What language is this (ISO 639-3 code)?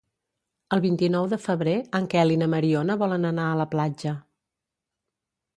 cat